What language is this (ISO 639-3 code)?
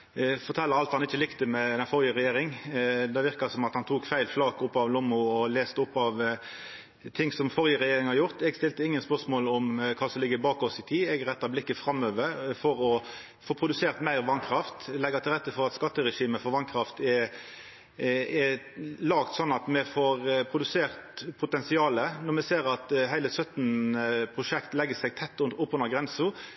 nno